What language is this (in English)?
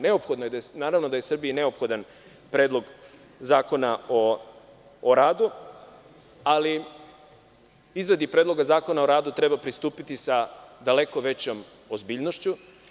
Serbian